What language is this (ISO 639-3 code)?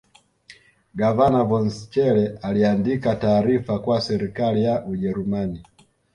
swa